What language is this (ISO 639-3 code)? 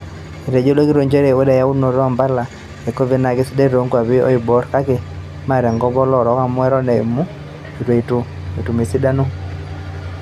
mas